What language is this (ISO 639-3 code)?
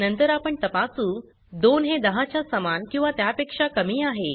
mar